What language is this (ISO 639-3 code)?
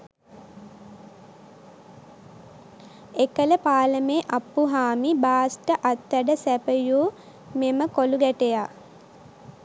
sin